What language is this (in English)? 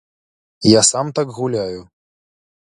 Belarusian